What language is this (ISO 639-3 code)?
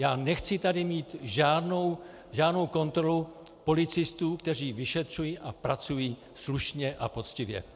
ces